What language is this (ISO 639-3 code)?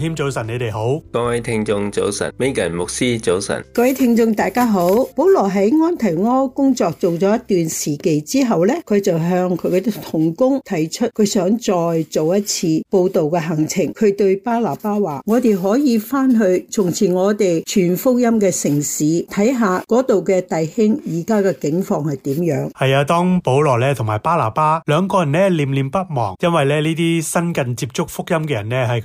zho